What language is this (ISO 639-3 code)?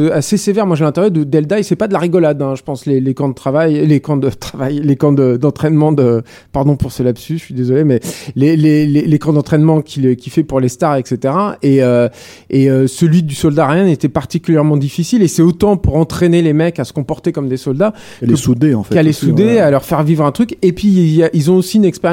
fra